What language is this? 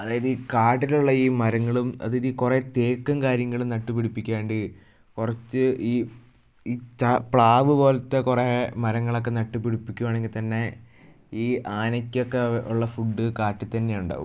Malayalam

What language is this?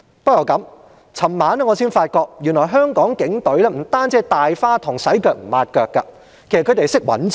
Cantonese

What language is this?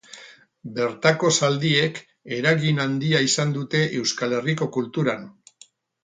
Basque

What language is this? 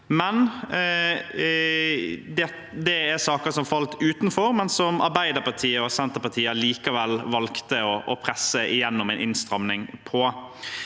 Norwegian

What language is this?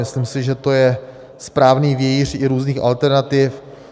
Czech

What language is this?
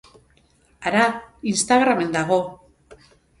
Basque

